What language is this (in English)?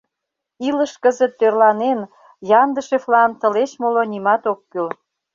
Mari